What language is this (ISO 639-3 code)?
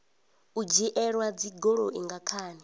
ven